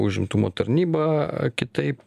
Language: Lithuanian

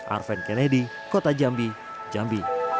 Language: Indonesian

